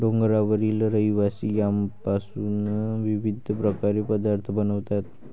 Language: Marathi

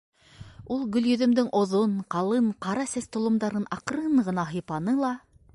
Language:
Bashkir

